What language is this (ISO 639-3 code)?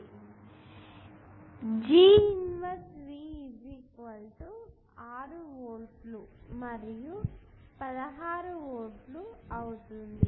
tel